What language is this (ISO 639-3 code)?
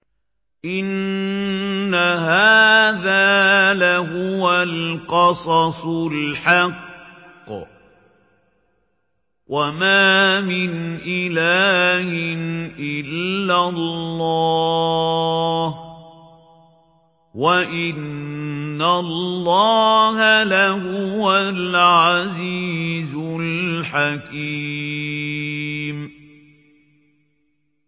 ara